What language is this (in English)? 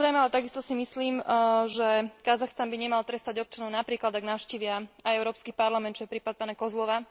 Slovak